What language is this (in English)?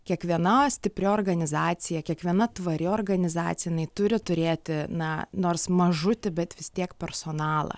Lithuanian